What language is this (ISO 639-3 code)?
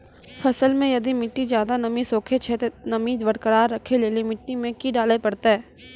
mai